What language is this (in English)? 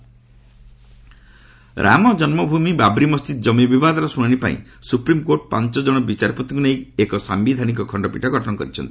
Odia